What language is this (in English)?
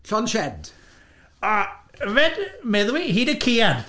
Welsh